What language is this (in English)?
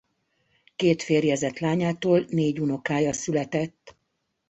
Hungarian